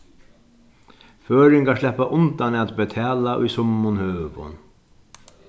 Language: Faroese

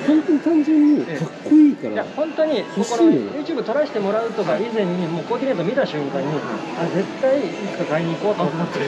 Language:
Japanese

